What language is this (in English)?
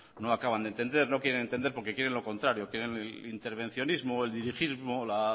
Spanish